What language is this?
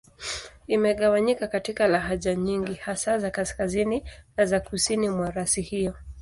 Swahili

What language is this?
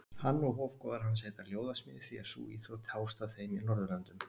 Icelandic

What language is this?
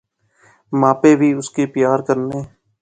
Pahari-Potwari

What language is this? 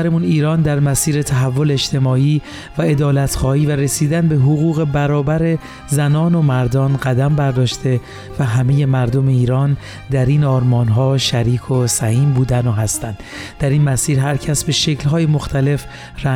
Persian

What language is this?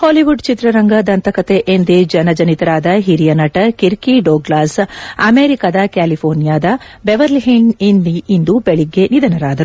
Kannada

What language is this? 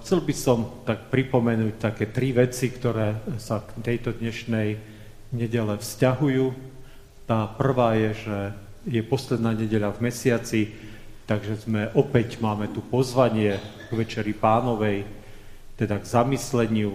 Slovak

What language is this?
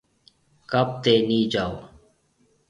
Marwari (Pakistan)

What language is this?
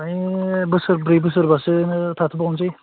Bodo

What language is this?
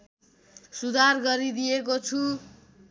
Nepali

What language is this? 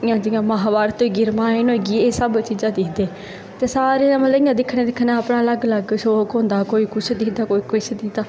Dogri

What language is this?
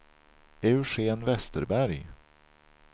Swedish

